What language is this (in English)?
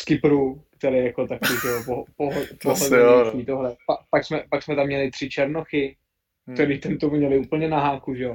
Czech